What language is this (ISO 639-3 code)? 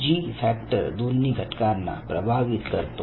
mar